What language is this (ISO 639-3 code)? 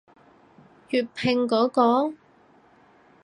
yue